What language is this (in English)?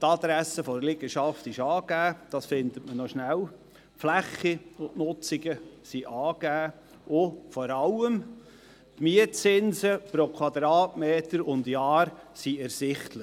Swiss German